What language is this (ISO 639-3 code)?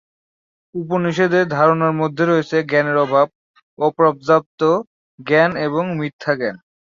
ben